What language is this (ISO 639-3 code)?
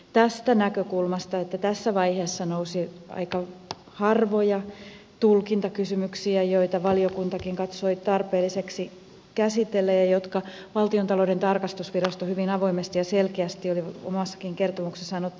fin